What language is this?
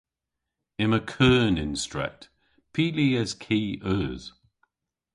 Cornish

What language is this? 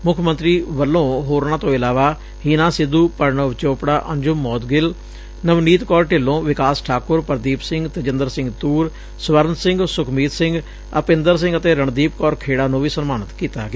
Punjabi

